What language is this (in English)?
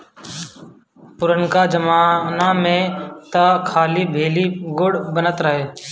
Bhojpuri